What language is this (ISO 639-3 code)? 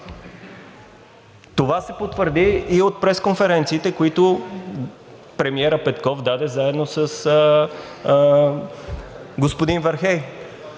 bul